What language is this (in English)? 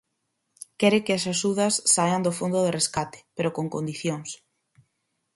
Galician